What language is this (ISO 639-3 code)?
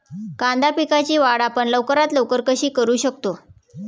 mar